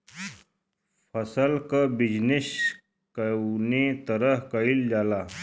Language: Bhojpuri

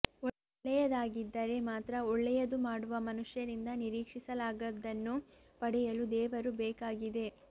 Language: Kannada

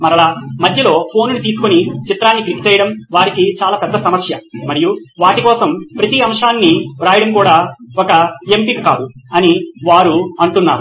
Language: Telugu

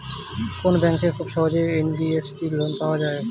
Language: Bangla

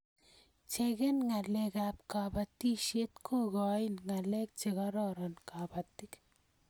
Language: Kalenjin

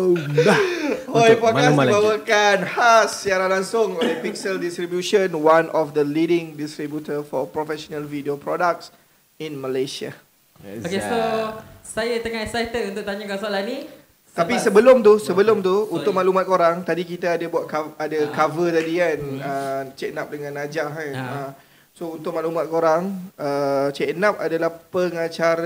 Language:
Malay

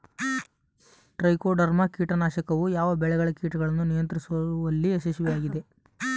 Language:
Kannada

